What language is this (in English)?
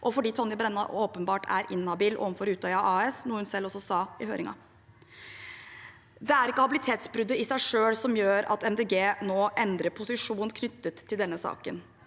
Norwegian